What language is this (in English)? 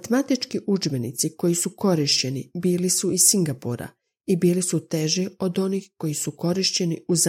Croatian